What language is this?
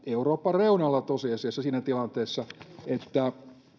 Finnish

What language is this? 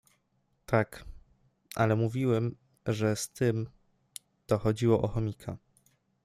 Polish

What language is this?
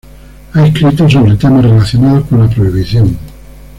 Spanish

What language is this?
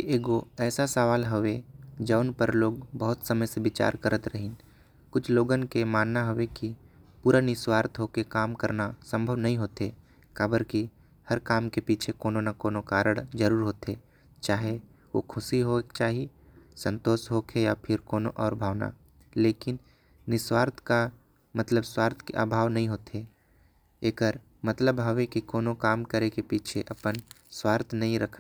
Korwa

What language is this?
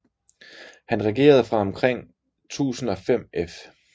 Danish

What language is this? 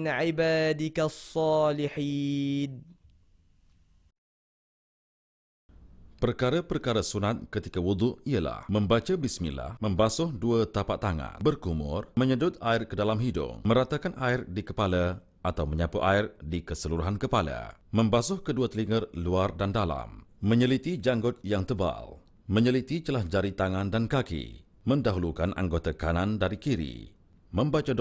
Malay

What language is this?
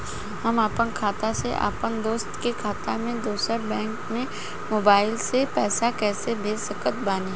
Bhojpuri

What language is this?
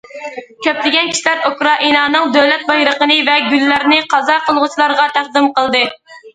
Uyghur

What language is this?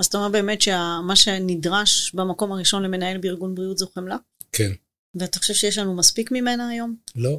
Hebrew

